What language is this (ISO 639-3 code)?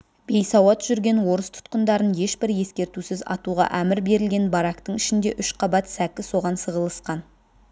kaz